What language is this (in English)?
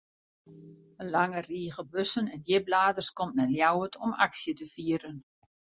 Western Frisian